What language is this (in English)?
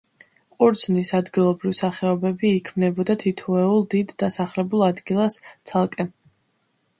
Georgian